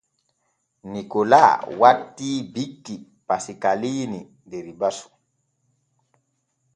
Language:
Borgu Fulfulde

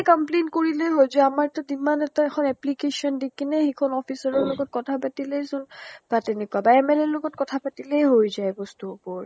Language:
Assamese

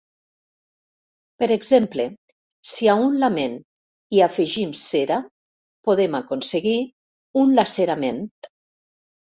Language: Catalan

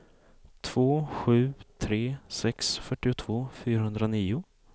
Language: Swedish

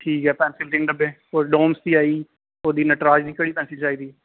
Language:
Dogri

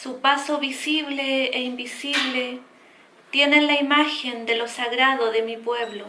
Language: Spanish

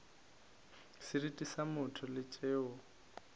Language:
Northern Sotho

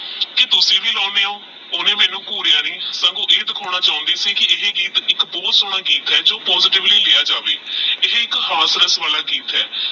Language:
Punjabi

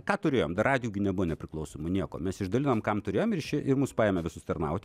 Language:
Lithuanian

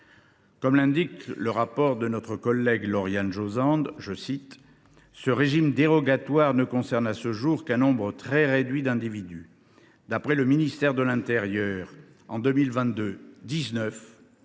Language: French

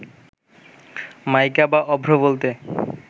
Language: Bangla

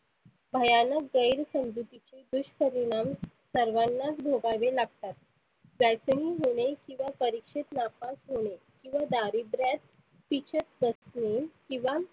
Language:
Marathi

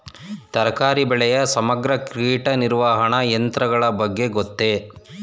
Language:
Kannada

